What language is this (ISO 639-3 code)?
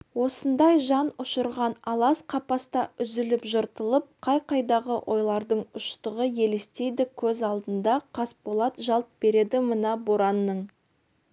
kaz